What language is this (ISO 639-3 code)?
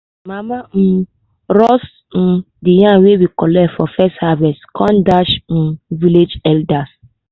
pcm